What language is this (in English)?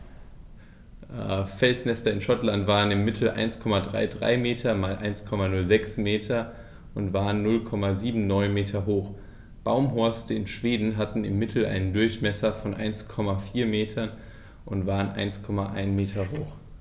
German